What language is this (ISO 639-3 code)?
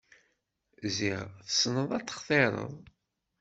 kab